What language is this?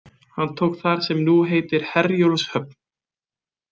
Icelandic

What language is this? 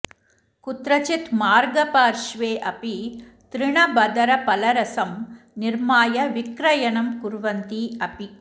Sanskrit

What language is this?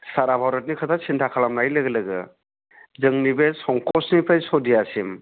Bodo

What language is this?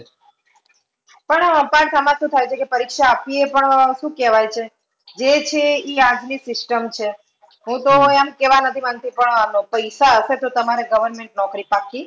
Gujarati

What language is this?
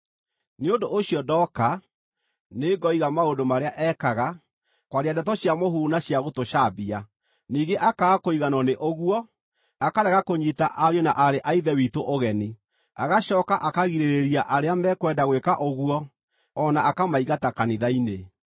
Kikuyu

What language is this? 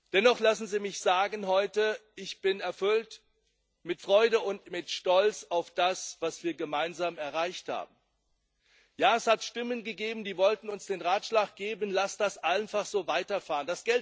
German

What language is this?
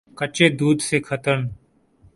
Urdu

